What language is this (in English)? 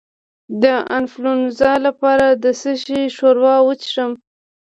Pashto